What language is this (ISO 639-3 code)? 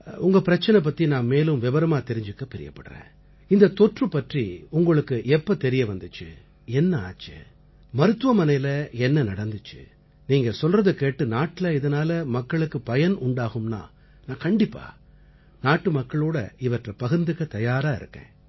tam